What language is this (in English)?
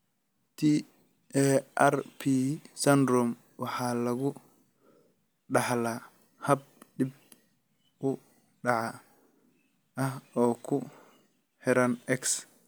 Somali